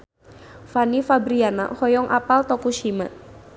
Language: Sundanese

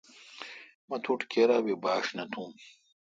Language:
Kalkoti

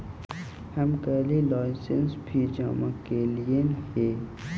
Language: Magahi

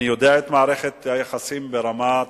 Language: Hebrew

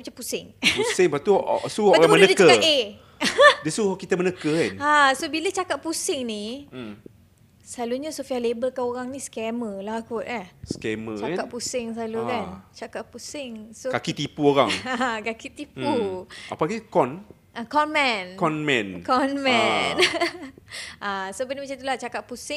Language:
Malay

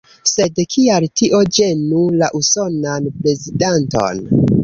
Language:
Esperanto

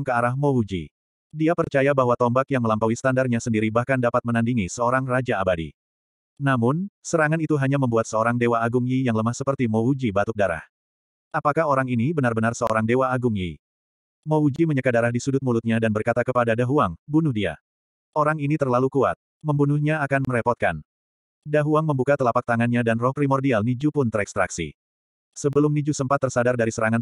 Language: Indonesian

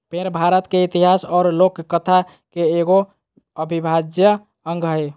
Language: Magahi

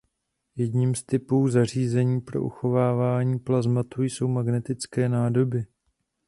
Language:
Czech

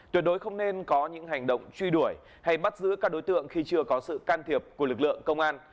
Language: Vietnamese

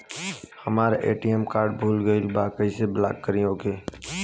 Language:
Bhojpuri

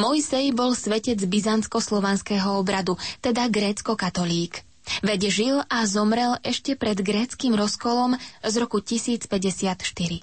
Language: Slovak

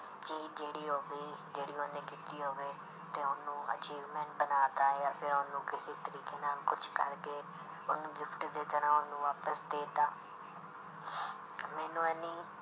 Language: Punjabi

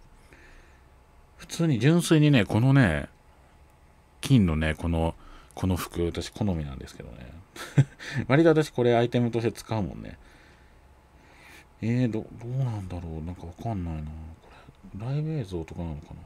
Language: Japanese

